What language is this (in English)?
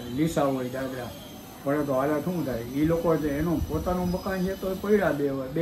Gujarati